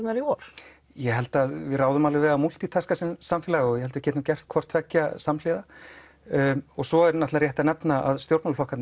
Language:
Icelandic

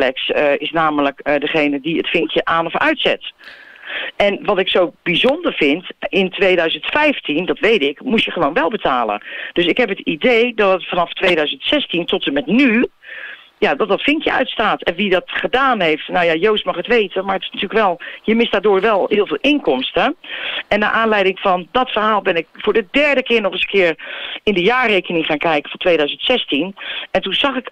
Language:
Dutch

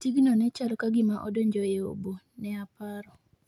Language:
Luo (Kenya and Tanzania)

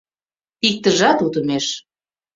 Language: Mari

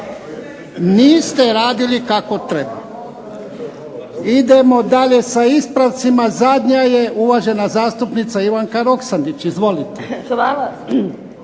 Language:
Croatian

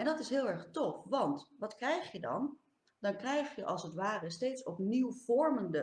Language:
Dutch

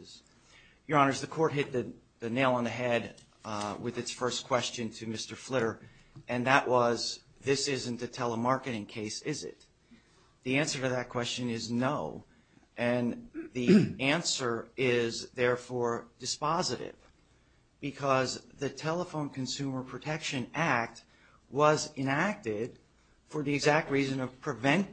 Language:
English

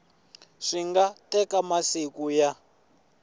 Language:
Tsonga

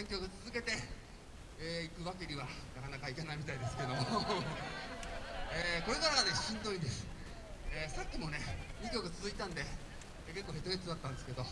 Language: Japanese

